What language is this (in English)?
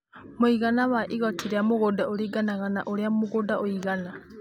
Kikuyu